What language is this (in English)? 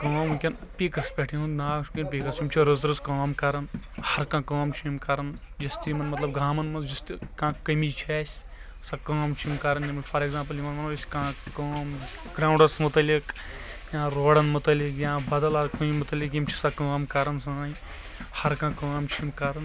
Kashmiri